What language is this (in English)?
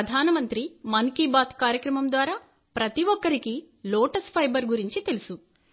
Telugu